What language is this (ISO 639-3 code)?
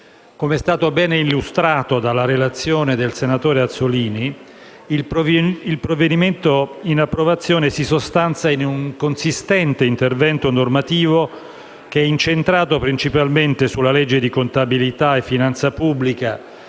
ita